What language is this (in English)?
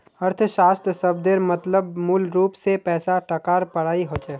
Magahi